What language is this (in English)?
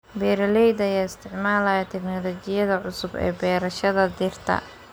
Somali